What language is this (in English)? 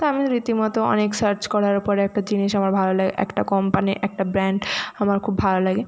Bangla